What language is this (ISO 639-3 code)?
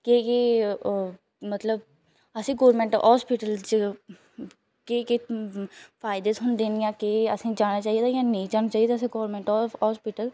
doi